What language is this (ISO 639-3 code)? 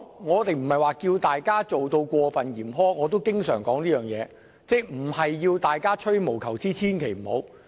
yue